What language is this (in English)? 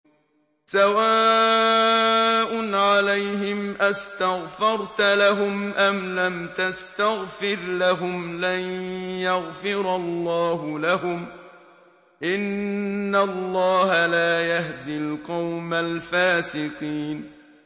Arabic